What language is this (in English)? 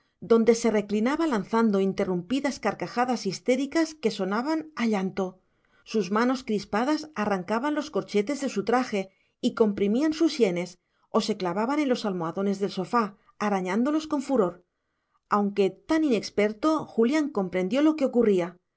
Spanish